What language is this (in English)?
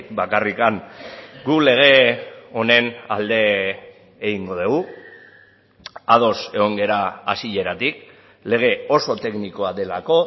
Basque